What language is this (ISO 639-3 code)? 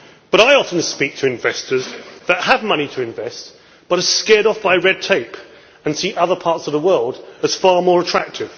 eng